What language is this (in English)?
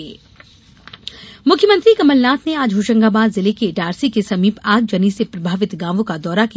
Hindi